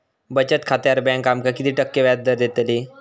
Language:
Marathi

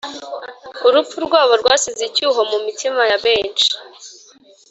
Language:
Kinyarwanda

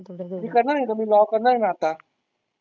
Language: Marathi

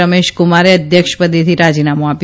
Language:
Gujarati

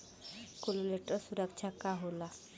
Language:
Bhojpuri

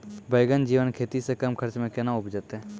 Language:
Maithili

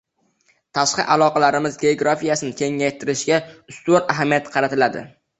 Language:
Uzbek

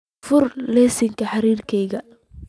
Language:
Somali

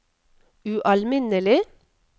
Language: Norwegian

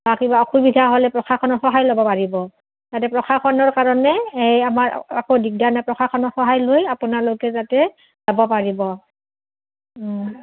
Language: Assamese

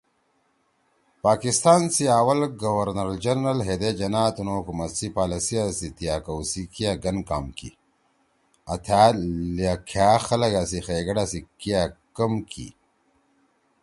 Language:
Torwali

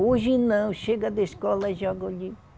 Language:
Portuguese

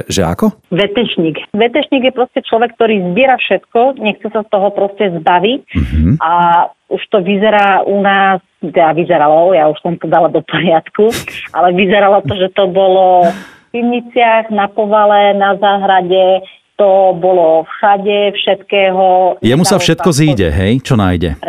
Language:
Slovak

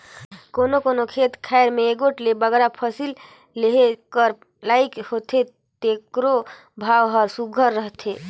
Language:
Chhattisgarhi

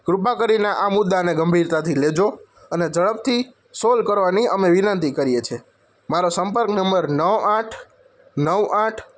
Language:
Gujarati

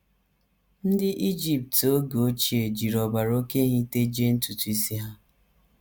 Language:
Igbo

